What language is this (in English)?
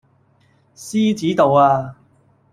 Cantonese